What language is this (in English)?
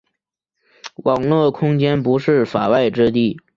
Chinese